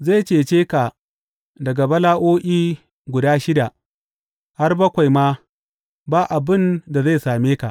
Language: Hausa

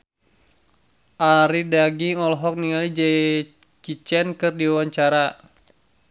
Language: Sundanese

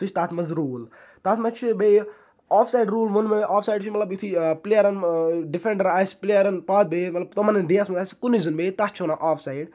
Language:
Kashmiri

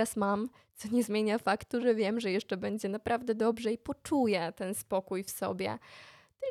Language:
Polish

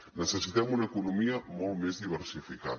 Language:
Catalan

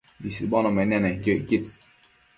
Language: Matsés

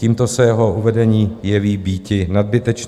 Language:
Czech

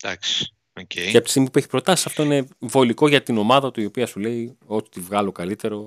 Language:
Greek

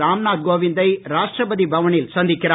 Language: Tamil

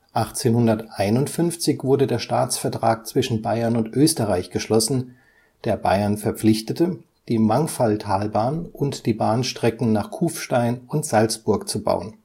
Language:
German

